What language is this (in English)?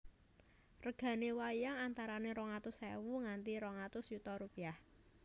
Javanese